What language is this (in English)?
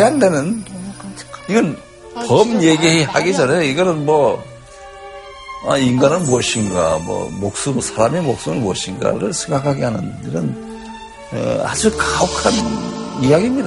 Korean